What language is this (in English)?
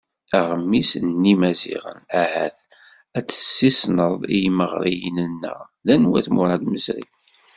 Kabyle